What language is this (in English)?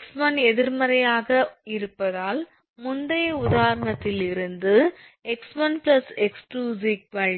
Tamil